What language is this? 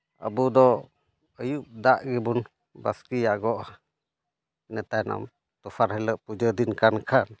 Santali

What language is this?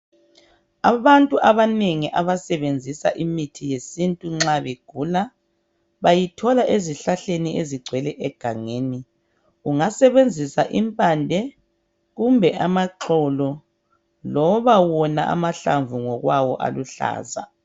North Ndebele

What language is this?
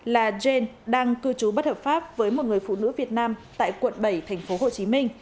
Vietnamese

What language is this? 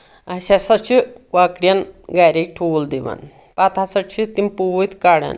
Kashmiri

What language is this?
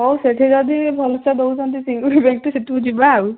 Odia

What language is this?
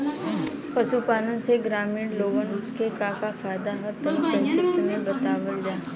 Bhojpuri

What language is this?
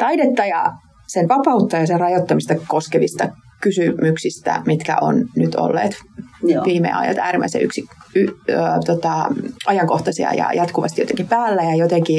Finnish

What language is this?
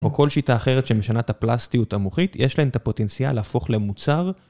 Hebrew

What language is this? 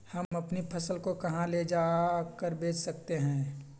Magahi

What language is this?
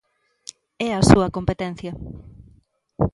Galician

